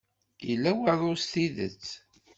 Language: Kabyle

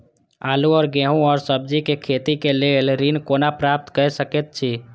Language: Maithili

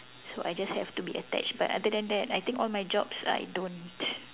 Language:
English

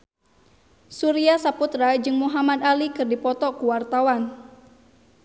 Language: Sundanese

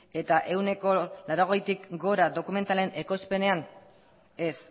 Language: Basque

